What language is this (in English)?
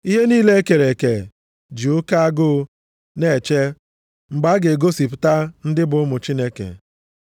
Igbo